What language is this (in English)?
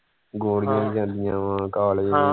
Punjabi